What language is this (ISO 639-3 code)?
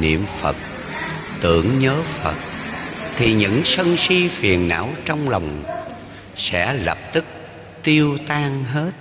vie